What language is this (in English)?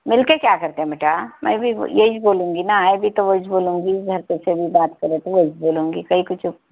Urdu